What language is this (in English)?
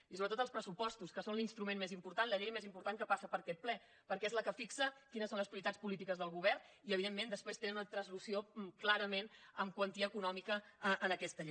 Catalan